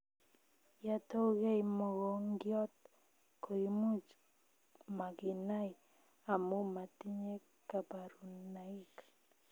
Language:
Kalenjin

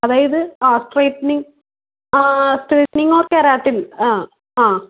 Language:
Malayalam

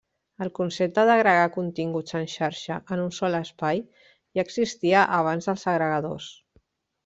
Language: Catalan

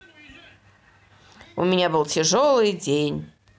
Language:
Russian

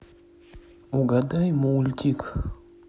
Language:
Russian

